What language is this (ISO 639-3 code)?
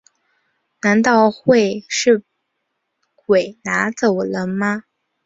zho